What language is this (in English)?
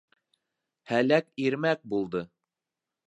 Bashkir